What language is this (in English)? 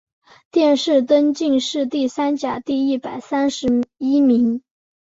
Chinese